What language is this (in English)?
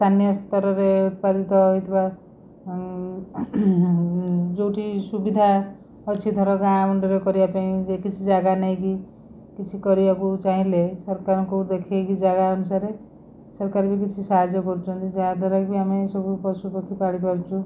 Odia